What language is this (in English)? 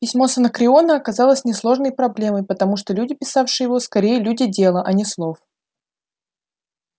Russian